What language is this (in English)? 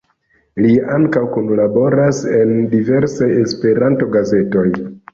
Esperanto